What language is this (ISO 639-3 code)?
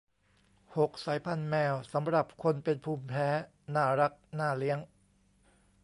tha